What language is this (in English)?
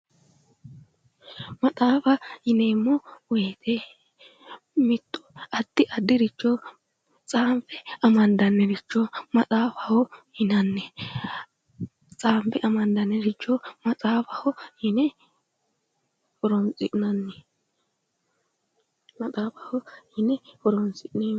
Sidamo